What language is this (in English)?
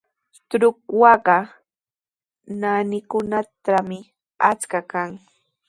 Sihuas Ancash Quechua